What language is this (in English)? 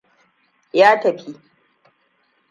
Hausa